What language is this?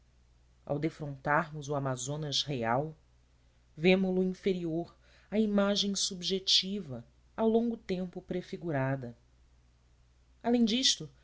Portuguese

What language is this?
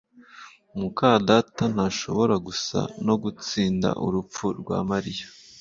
Kinyarwanda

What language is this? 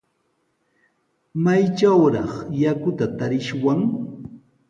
Sihuas Ancash Quechua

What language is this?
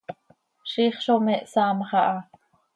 Seri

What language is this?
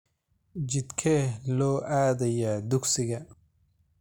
Somali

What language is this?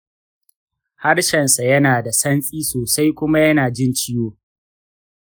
Hausa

